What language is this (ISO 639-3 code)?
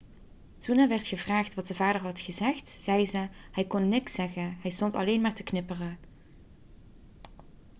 nld